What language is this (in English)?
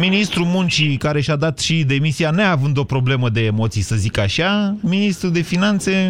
Romanian